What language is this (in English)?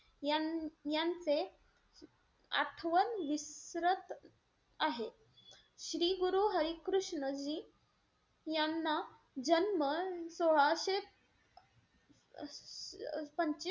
Marathi